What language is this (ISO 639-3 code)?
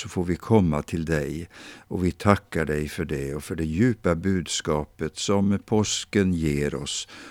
swe